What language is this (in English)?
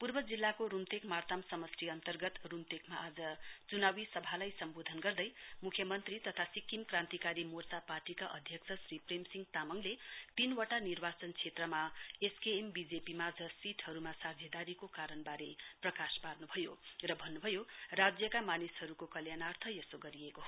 Nepali